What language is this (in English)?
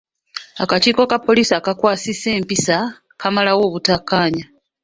Ganda